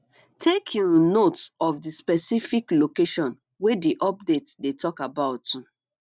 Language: Nigerian Pidgin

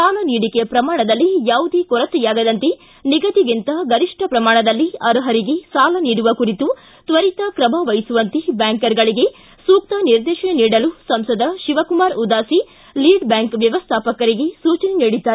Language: Kannada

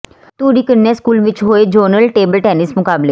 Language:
Punjabi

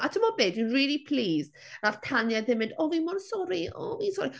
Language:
Welsh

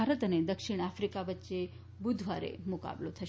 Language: Gujarati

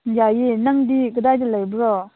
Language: Manipuri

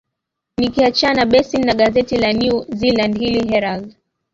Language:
Swahili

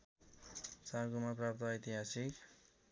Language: Nepali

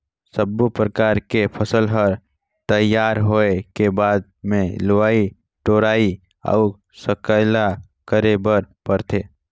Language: Chhattisgarhi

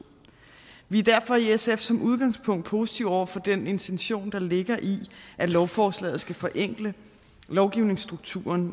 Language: Danish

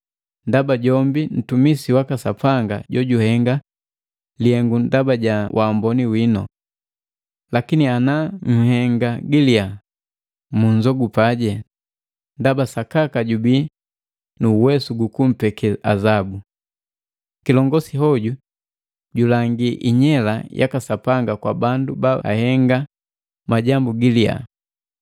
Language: Matengo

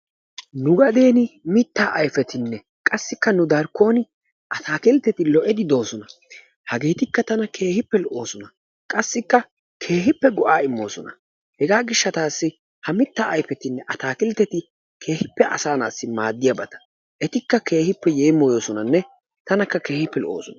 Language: Wolaytta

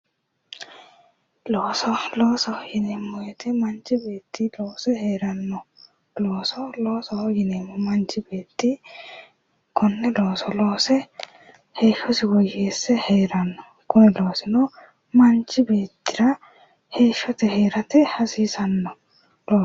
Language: Sidamo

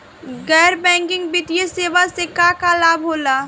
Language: Bhojpuri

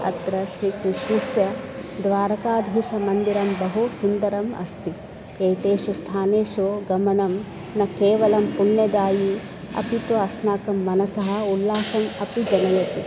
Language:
Sanskrit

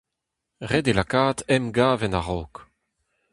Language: Breton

